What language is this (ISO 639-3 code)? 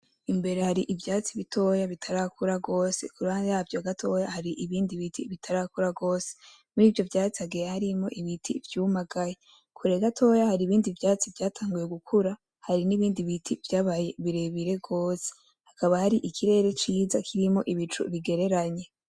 run